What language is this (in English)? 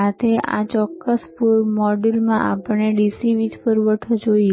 Gujarati